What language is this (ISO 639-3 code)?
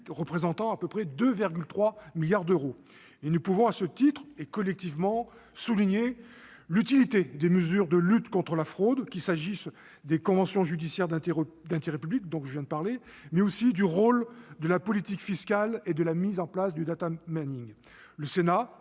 fra